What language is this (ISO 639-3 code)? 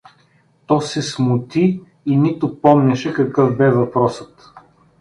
bul